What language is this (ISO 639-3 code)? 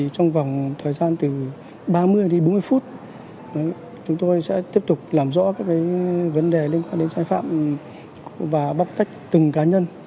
vie